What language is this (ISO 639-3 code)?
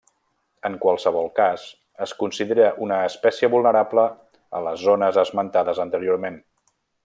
cat